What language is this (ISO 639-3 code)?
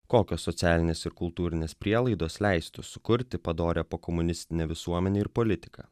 lit